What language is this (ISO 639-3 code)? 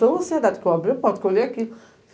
por